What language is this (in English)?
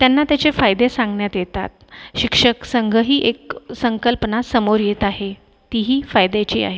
Marathi